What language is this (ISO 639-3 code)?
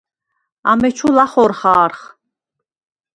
sva